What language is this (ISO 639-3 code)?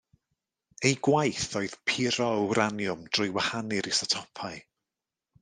cym